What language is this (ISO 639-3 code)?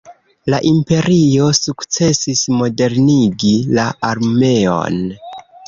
epo